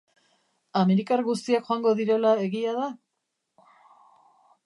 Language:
Basque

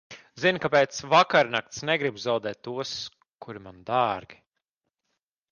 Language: Latvian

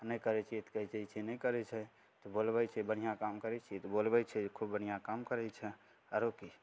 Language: Maithili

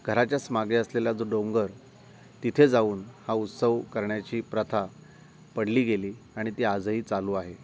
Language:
Marathi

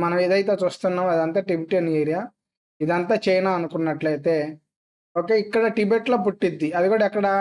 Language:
Telugu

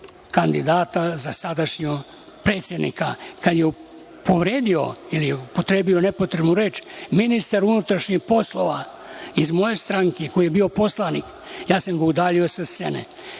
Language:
Serbian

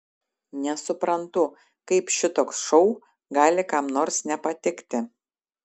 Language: Lithuanian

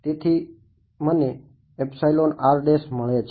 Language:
Gujarati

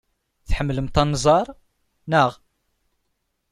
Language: Kabyle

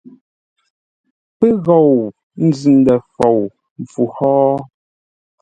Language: Ngombale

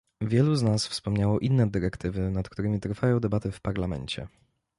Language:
Polish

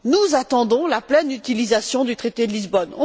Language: French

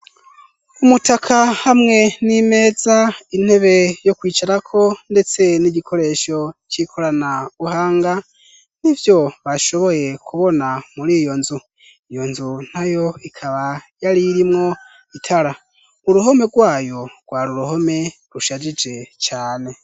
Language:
Rundi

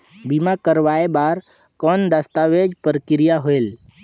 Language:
Chhattisgarhi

